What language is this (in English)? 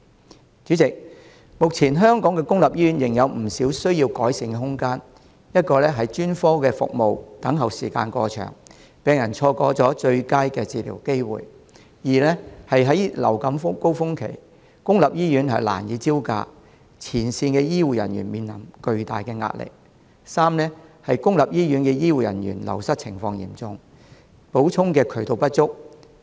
Cantonese